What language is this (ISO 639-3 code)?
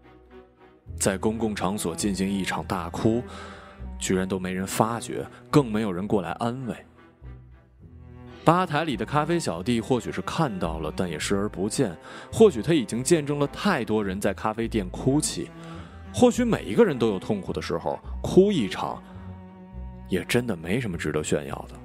zho